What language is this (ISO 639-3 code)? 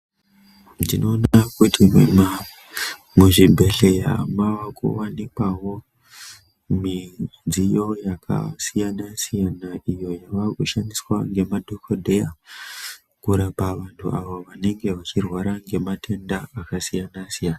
ndc